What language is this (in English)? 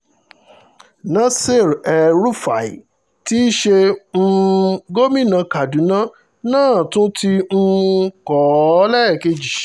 Yoruba